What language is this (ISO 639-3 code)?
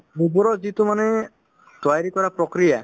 asm